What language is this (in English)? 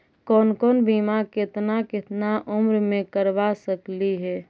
Magahi